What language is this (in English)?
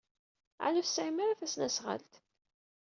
Kabyle